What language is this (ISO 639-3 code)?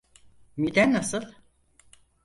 tur